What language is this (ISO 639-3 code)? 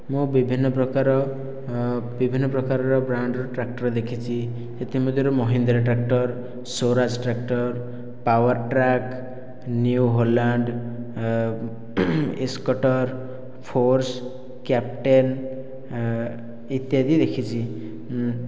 ori